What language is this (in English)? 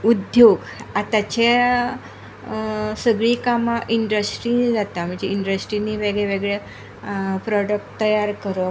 Konkani